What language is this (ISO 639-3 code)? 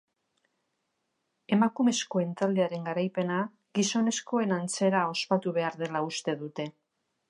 eus